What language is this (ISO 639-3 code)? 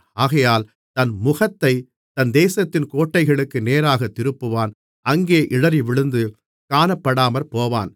tam